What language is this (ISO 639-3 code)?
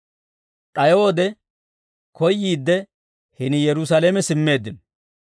dwr